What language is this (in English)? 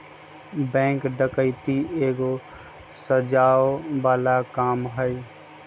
Magahi